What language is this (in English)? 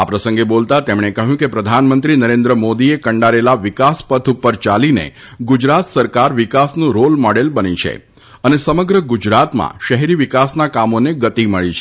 Gujarati